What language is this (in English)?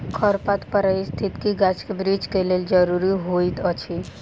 Maithili